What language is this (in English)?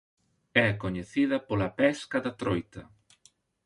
Galician